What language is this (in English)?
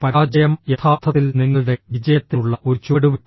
Malayalam